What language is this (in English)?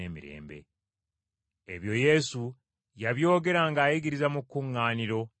Ganda